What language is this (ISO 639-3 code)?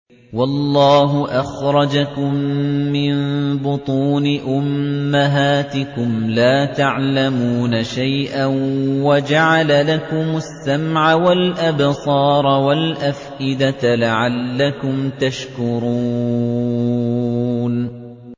ara